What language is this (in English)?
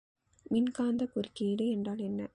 Tamil